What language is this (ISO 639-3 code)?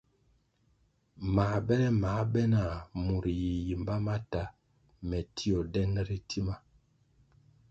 nmg